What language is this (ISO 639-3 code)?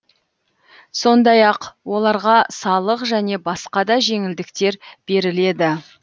kaz